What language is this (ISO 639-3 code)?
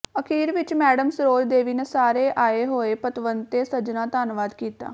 pan